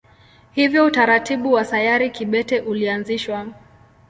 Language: Swahili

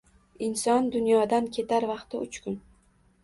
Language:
Uzbek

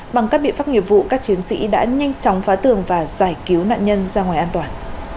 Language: Vietnamese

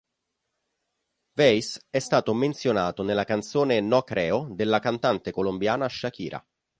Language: Italian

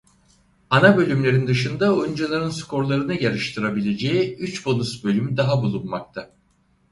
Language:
Turkish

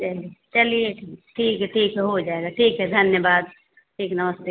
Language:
Hindi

